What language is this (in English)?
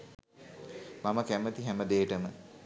Sinhala